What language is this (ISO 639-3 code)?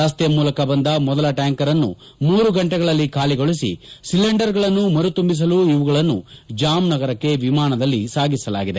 kan